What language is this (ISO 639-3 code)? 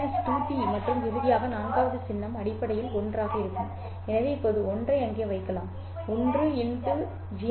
tam